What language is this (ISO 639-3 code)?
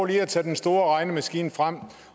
dan